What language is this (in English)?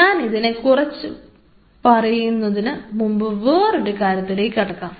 Malayalam